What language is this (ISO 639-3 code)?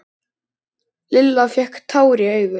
isl